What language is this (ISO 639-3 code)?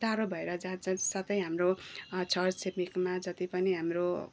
nep